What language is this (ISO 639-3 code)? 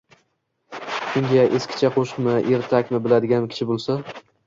uzb